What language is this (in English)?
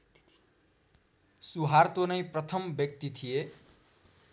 Nepali